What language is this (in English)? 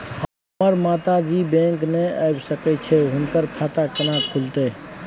Maithili